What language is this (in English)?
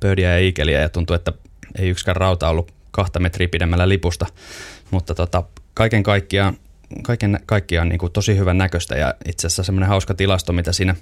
Finnish